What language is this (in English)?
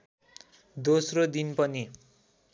Nepali